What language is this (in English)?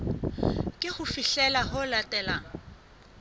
Southern Sotho